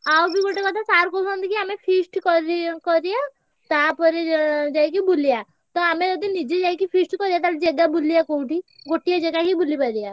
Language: Odia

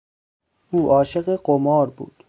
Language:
Persian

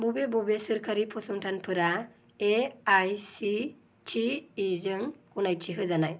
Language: Bodo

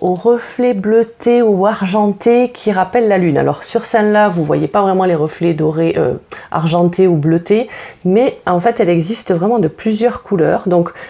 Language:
French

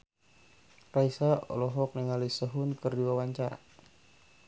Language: Sundanese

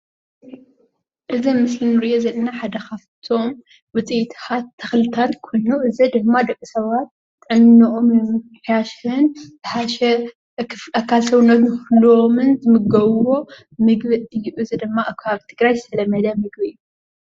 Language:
Tigrinya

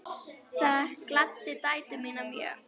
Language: Icelandic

